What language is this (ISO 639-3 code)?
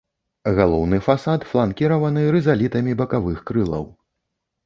bel